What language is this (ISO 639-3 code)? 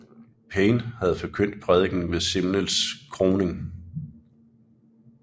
dan